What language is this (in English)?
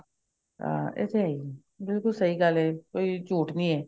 Punjabi